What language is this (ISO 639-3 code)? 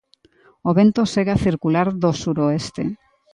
glg